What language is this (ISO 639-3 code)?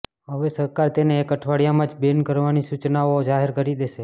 guj